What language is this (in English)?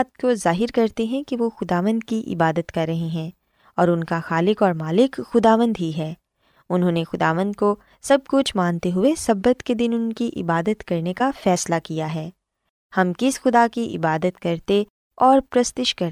Urdu